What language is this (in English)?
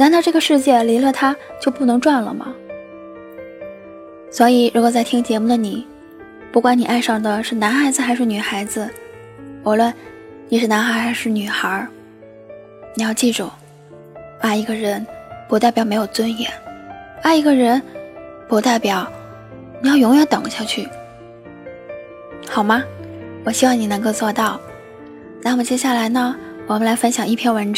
Chinese